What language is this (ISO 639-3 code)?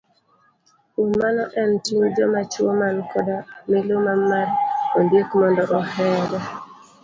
luo